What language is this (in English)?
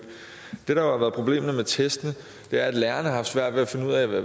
Danish